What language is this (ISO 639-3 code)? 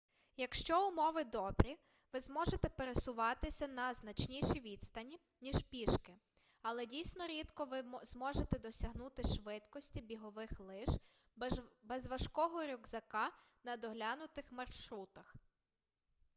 ukr